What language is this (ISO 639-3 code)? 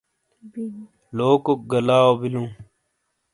scl